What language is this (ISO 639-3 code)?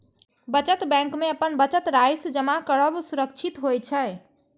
mai